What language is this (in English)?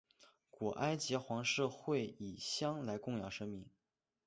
Chinese